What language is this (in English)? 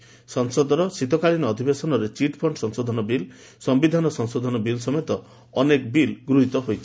Odia